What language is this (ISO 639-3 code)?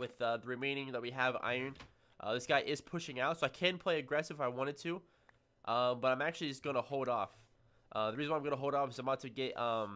eng